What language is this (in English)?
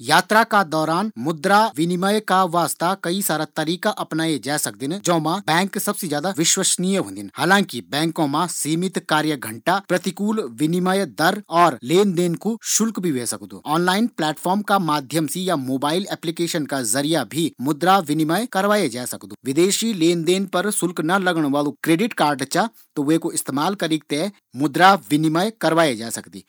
Garhwali